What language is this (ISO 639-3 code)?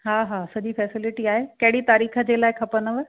snd